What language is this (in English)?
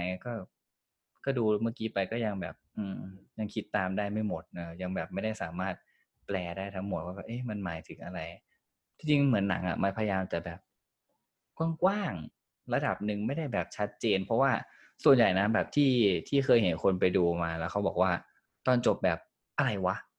Thai